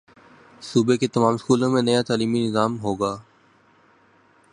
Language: Urdu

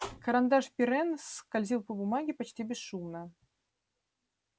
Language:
Russian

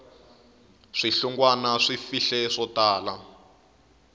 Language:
Tsonga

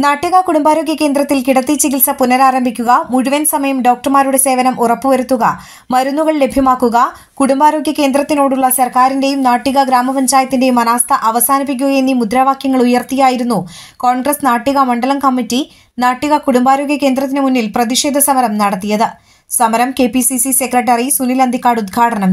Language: Malayalam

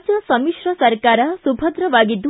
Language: Kannada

